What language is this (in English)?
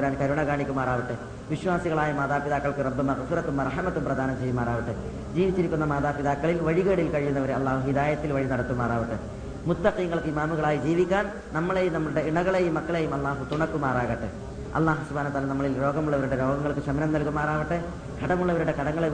Malayalam